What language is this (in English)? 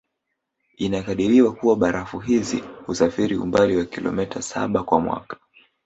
Swahili